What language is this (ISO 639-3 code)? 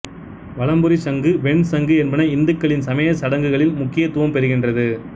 tam